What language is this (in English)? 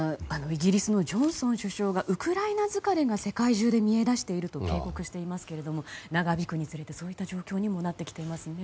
Japanese